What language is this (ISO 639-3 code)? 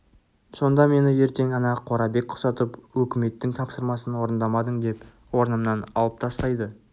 kaz